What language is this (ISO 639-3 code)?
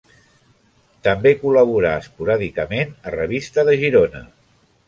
cat